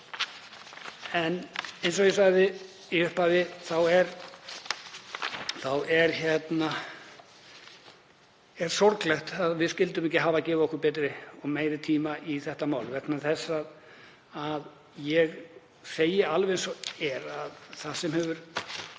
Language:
Icelandic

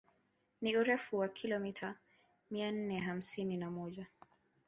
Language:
Swahili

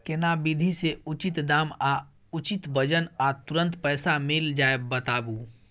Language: Maithili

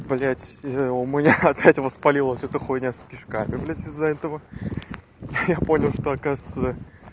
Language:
Russian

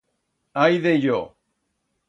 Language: Aragonese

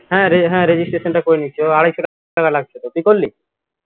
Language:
Bangla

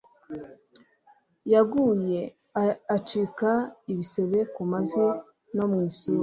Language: Kinyarwanda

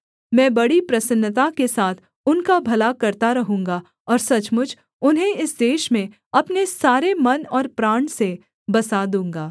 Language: Hindi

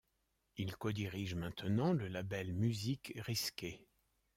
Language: French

